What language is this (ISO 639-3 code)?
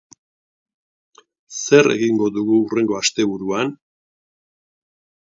eus